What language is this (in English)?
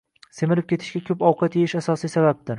Uzbek